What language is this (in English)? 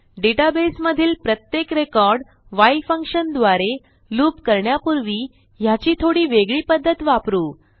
Marathi